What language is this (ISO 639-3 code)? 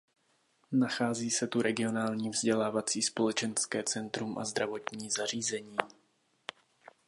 ces